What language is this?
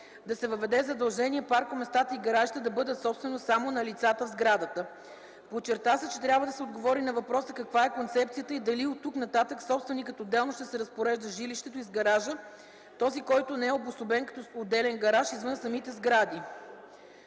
Bulgarian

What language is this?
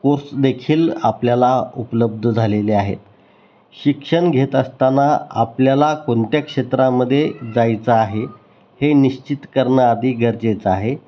Marathi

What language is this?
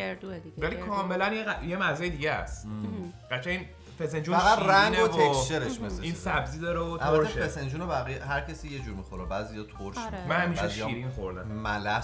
Persian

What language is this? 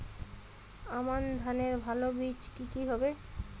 Bangla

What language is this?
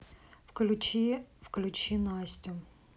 Russian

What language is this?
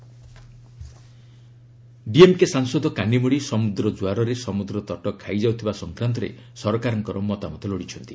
Odia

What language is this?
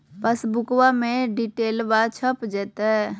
Magahi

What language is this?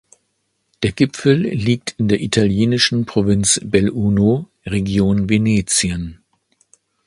German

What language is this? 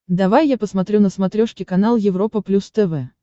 Russian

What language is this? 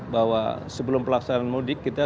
Indonesian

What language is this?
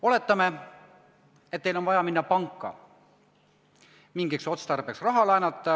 Estonian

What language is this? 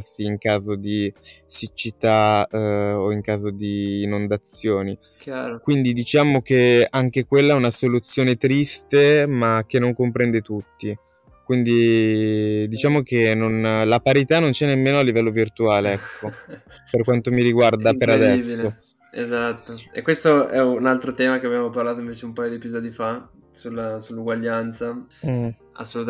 Italian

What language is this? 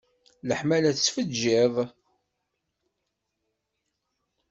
Kabyle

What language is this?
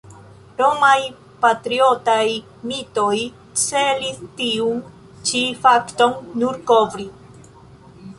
Esperanto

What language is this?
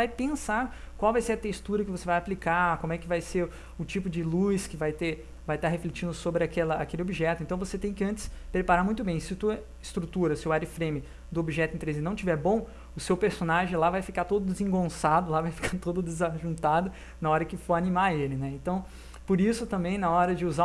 Portuguese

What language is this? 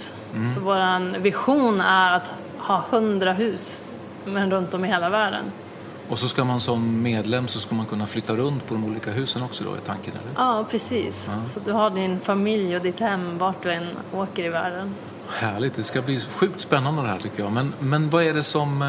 Swedish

